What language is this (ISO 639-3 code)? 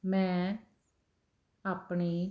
pan